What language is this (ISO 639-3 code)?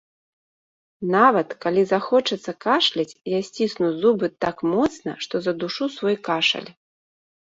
bel